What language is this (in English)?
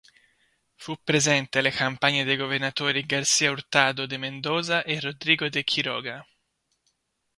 Italian